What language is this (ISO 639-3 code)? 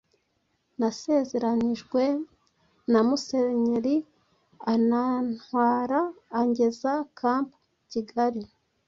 kin